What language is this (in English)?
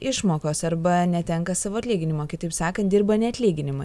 Lithuanian